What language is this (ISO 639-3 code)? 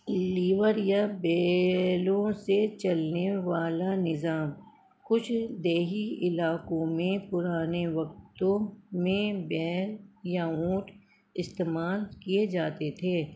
urd